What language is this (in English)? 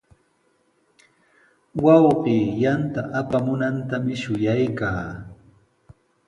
Sihuas Ancash Quechua